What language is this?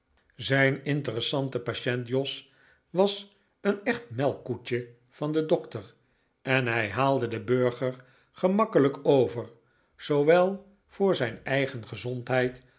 Dutch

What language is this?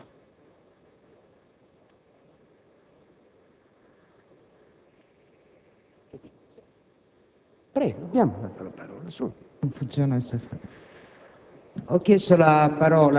Italian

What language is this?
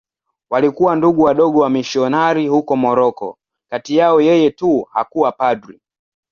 Swahili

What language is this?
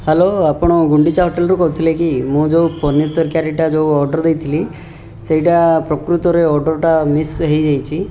Odia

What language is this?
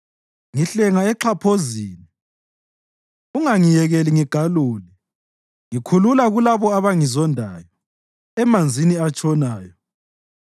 North Ndebele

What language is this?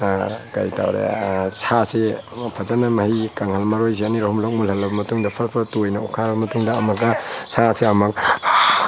Manipuri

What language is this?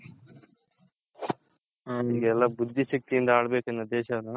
Kannada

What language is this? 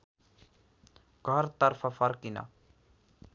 Nepali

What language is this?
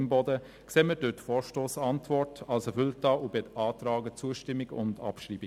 Swiss German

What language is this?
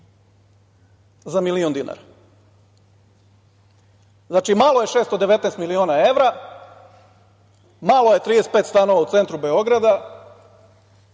Serbian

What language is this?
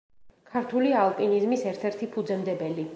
Georgian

